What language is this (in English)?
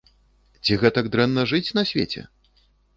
Belarusian